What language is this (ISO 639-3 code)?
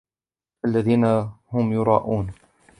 ara